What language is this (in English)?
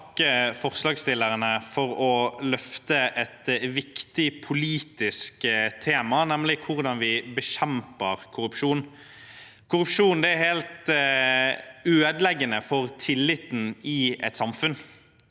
Norwegian